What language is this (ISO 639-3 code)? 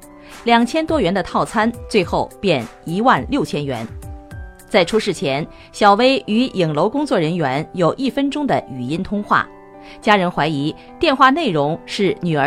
zho